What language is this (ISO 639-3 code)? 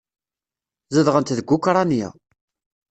kab